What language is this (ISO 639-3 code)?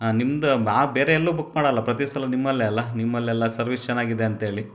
kan